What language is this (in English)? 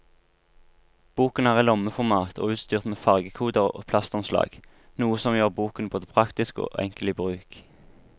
Norwegian